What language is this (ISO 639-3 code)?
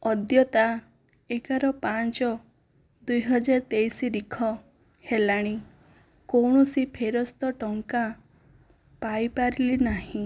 ori